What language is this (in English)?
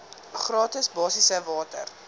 Afrikaans